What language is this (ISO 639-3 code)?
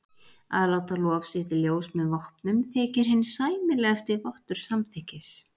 isl